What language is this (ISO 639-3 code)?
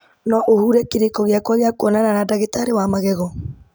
kik